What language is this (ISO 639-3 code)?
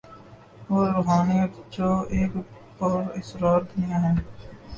urd